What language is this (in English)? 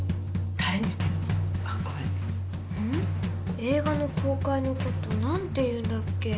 Japanese